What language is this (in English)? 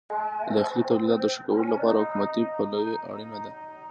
Pashto